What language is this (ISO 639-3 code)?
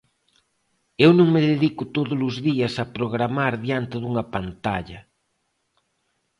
glg